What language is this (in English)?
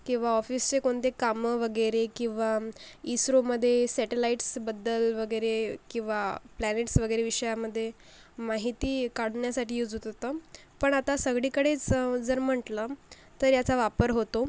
Marathi